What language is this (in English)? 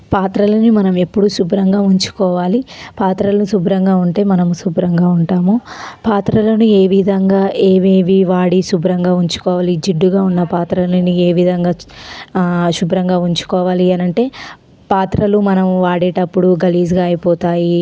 Telugu